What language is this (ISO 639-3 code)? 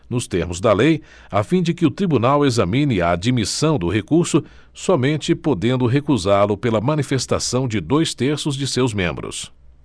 por